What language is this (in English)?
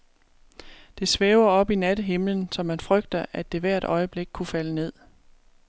Danish